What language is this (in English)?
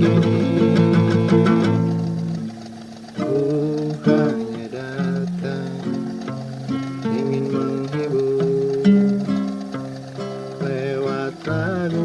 Indonesian